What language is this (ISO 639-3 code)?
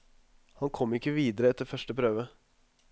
nor